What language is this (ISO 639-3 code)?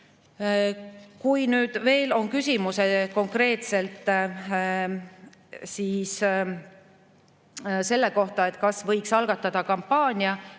est